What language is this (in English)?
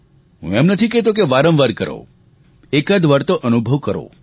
Gujarati